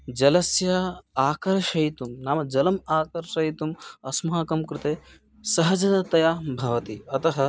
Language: Sanskrit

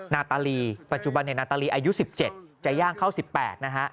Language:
Thai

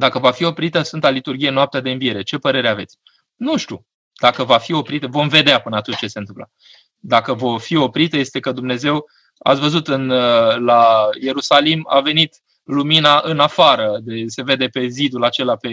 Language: Romanian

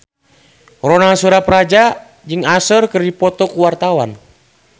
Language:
Sundanese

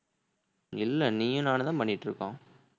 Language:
Tamil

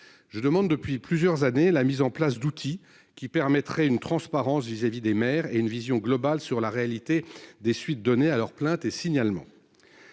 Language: French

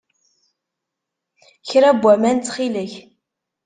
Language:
Kabyle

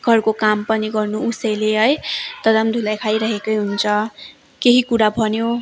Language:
Nepali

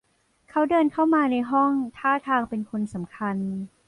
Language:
Thai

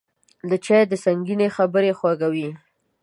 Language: Pashto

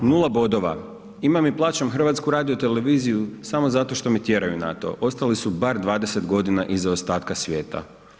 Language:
Croatian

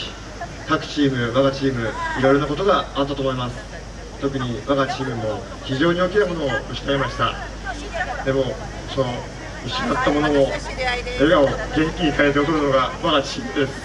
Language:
Japanese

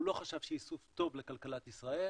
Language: Hebrew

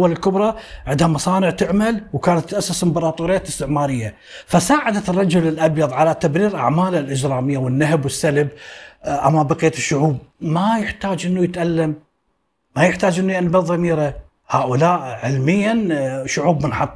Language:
Arabic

